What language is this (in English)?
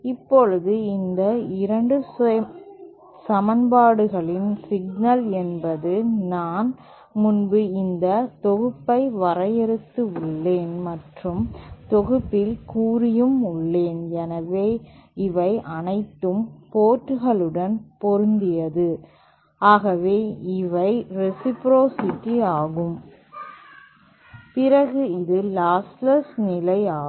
Tamil